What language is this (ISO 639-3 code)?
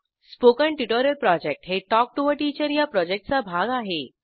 mar